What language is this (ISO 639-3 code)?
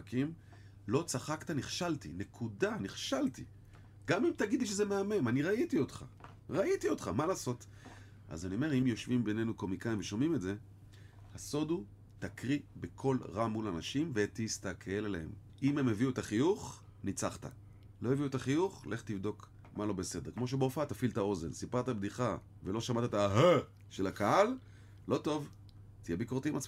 heb